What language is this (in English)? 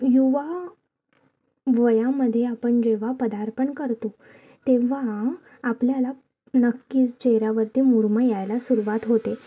Marathi